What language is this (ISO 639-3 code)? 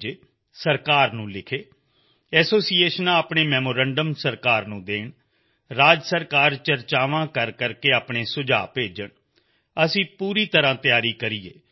pan